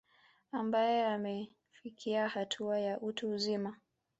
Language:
Swahili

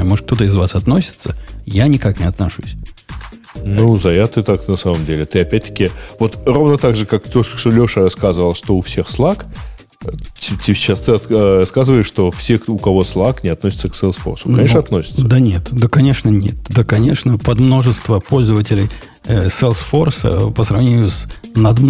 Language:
Russian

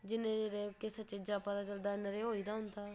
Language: Dogri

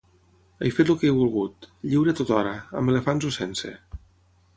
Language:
Catalan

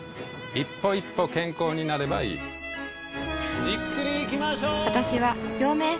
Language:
Japanese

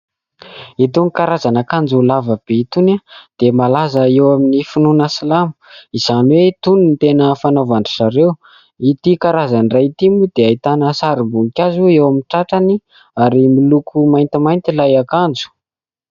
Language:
Malagasy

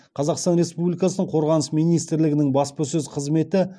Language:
Kazakh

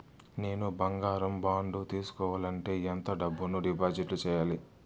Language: Telugu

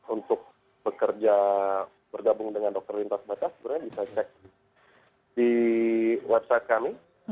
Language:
Indonesian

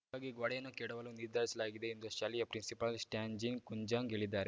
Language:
Kannada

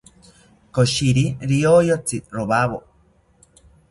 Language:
South Ucayali Ashéninka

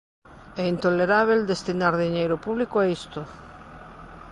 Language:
Galician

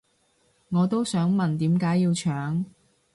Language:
Cantonese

